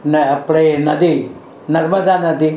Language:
Gujarati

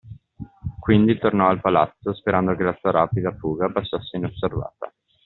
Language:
Italian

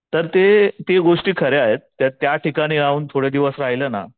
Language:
Marathi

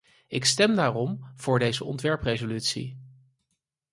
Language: Dutch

